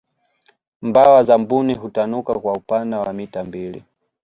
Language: Swahili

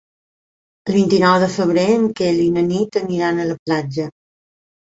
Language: Catalan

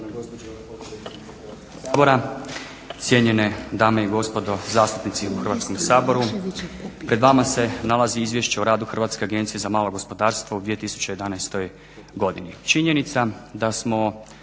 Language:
Croatian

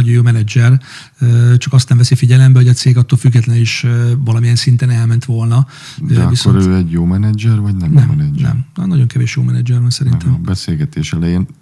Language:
Hungarian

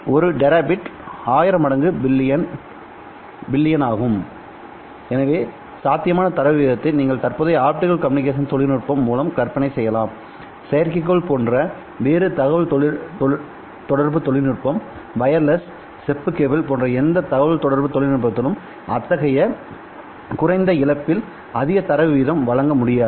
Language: Tamil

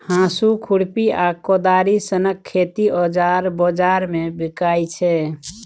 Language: Maithili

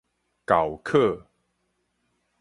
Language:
Min Nan Chinese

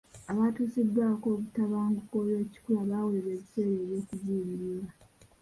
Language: Ganda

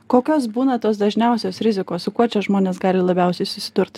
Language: Lithuanian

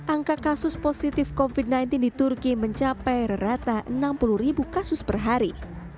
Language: Indonesian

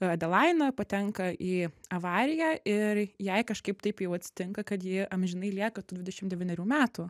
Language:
Lithuanian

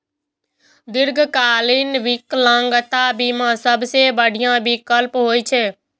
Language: Maithili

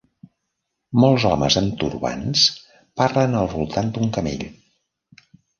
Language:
Catalan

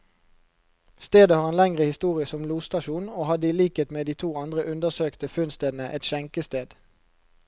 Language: Norwegian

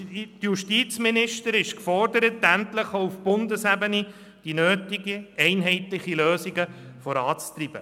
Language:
Swiss German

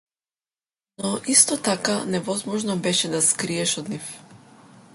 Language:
Macedonian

